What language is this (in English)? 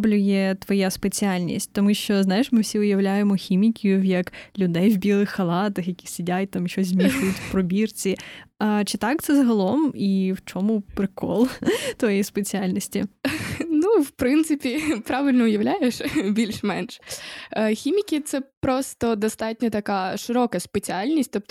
Ukrainian